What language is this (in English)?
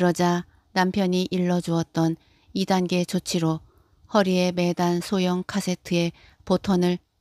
Korean